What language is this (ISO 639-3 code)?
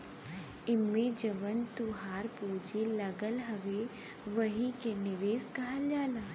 bho